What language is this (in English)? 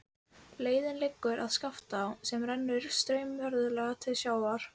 Icelandic